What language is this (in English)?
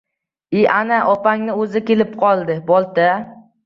Uzbek